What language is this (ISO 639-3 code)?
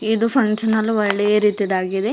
kan